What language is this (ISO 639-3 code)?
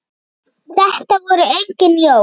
isl